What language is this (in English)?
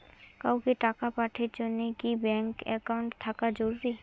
Bangla